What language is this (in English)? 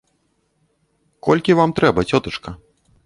Belarusian